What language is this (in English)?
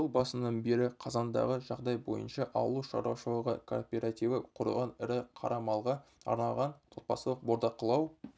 Kazakh